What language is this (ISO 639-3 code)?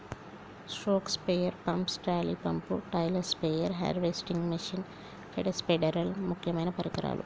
tel